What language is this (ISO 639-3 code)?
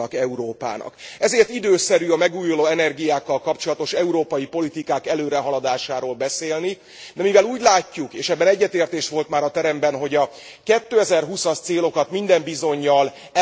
hun